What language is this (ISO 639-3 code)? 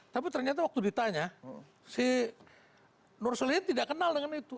ind